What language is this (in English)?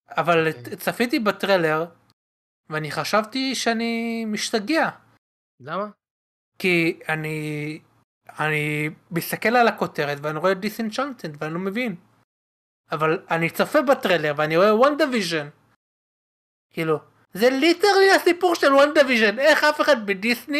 Hebrew